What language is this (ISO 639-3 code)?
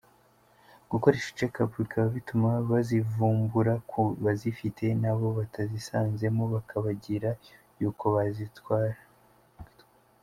kin